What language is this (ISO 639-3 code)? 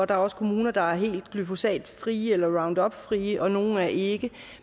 dan